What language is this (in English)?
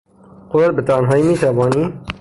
Persian